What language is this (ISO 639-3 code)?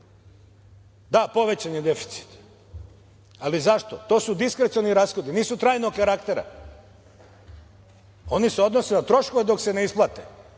srp